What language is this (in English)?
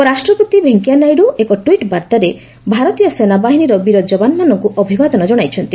Odia